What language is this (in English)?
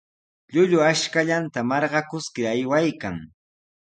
Sihuas Ancash Quechua